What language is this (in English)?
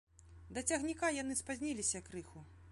Belarusian